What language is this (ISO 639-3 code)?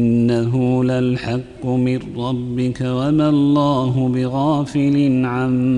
ara